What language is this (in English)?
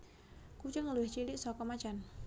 Javanese